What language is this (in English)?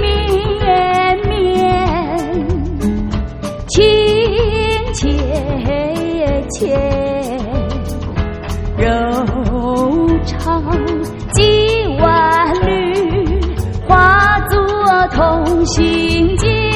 Chinese